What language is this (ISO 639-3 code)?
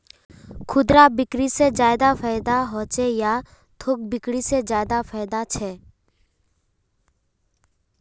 mag